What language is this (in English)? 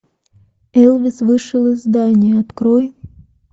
Russian